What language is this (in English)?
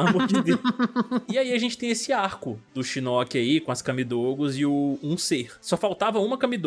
Portuguese